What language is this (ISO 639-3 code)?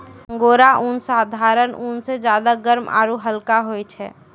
mai